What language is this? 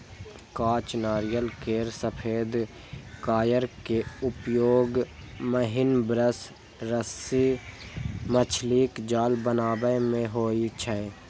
Maithili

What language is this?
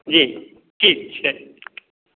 Maithili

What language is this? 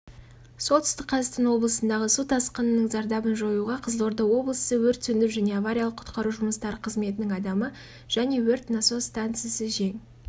Kazakh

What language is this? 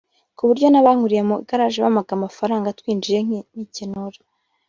Kinyarwanda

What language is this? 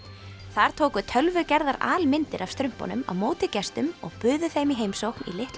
Icelandic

